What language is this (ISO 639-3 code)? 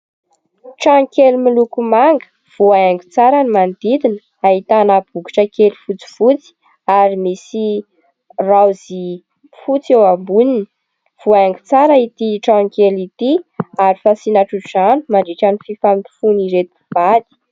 mlg